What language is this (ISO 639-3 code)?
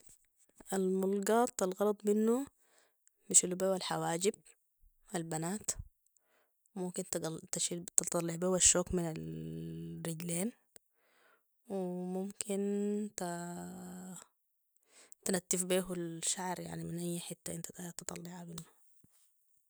apd